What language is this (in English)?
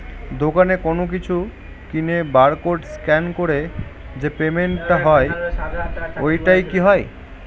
Bangla